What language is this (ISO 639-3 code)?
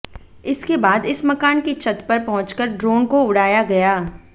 hin